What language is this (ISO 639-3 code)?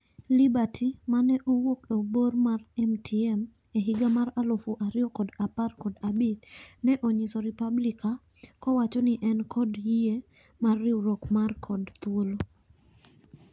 luo